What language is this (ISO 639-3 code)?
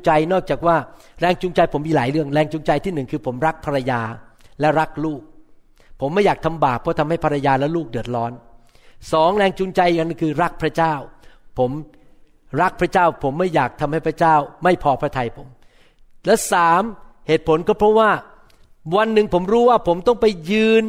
tha